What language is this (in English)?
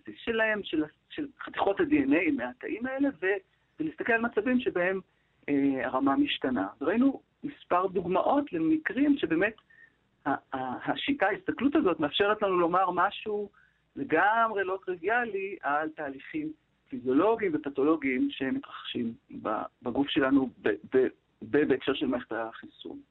Hebrew